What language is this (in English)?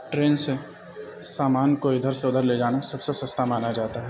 Urdu